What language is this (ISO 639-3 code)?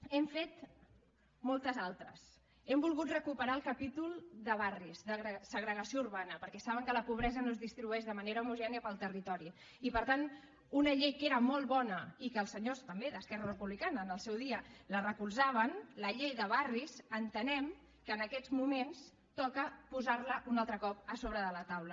cat